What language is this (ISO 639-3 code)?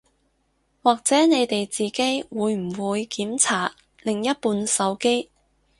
yue